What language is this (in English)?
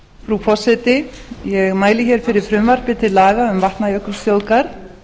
Icelandic